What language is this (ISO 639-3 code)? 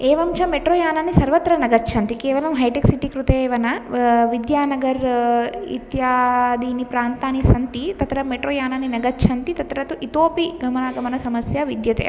san